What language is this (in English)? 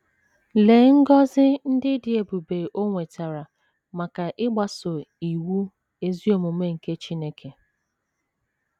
Igbo